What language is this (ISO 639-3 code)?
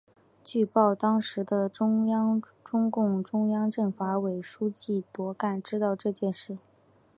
zho